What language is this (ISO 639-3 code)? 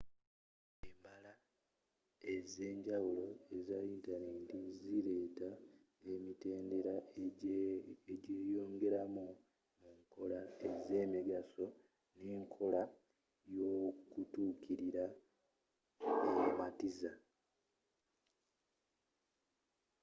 lug